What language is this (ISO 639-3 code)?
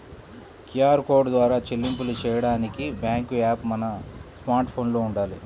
tel